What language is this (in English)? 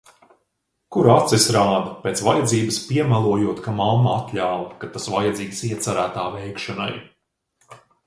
Latvian